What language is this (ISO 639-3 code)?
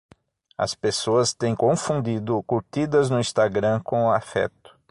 por